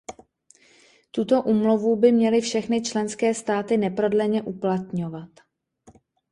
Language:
Czech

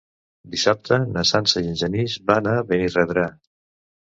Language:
Catalan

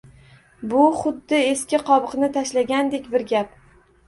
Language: Uzbek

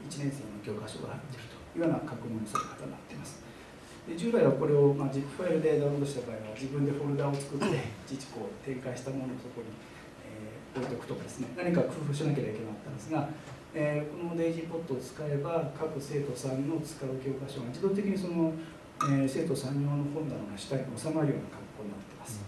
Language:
Japanese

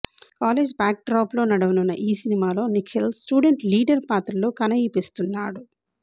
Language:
Telugu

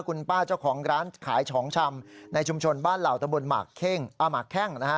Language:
Thai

